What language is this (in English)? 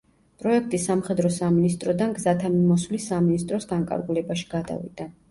Georgian